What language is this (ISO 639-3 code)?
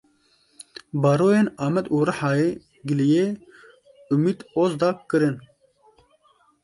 kur